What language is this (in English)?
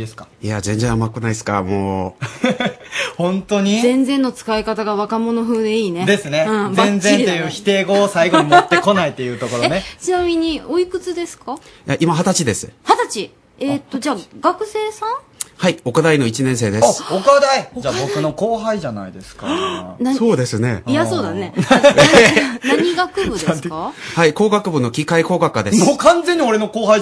Japanese